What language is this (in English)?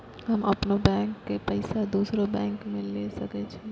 Maithili